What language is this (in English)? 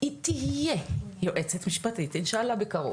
Hebrew